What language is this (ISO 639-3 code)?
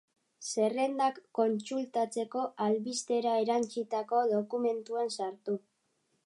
eus